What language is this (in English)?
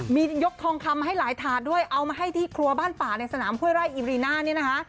Thai